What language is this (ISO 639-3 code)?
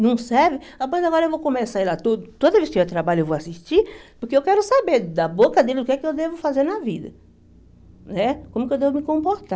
por